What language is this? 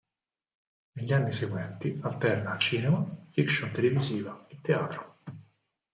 Italian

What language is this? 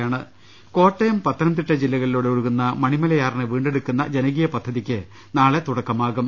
Malayalam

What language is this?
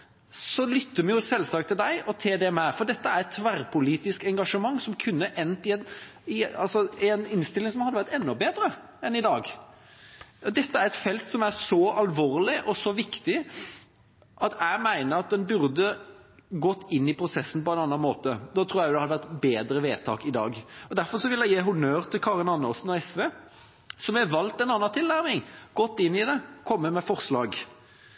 Norwegian Bokmål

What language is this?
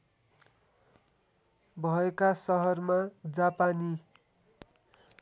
Nepali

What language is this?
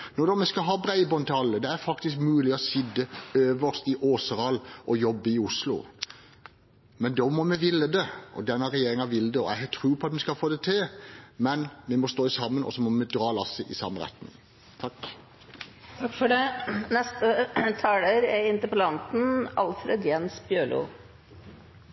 Norwegian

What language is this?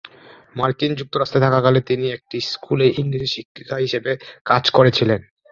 Bangla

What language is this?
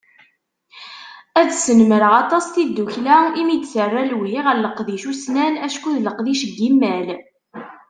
Kabyle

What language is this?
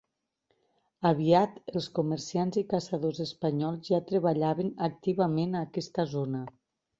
Catalan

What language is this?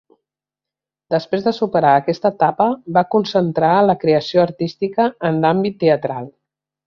Catalan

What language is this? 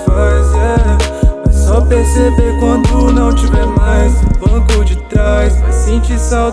Portuguese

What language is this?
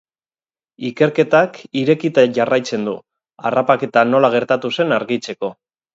Basque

